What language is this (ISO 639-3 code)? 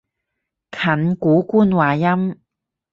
yue